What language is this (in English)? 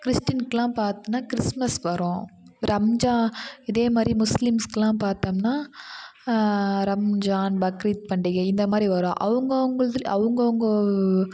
Tamil